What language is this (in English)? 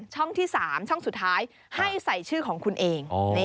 Thai